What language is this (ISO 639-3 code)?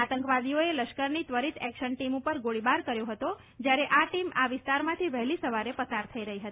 guj